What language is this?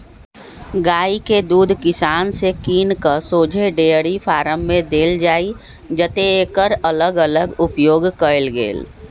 Magahi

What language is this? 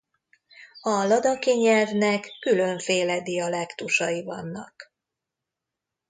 Hungarian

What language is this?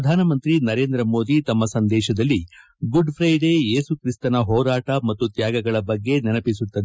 Kannada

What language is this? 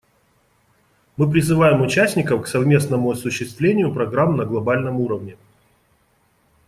Russian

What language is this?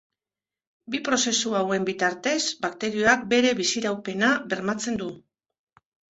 Basque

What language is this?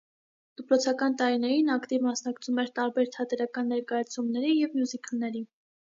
Armenian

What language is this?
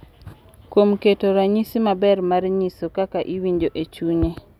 Luo (Kenya and Tanzania)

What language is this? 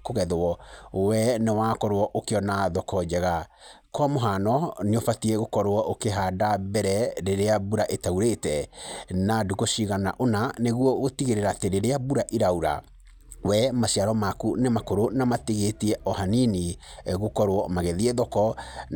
Kikuyu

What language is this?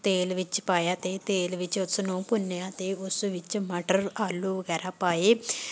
Punjabi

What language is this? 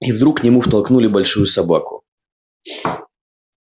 Russian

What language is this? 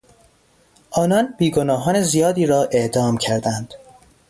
Persian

